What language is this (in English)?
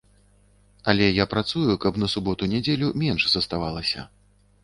Belarusian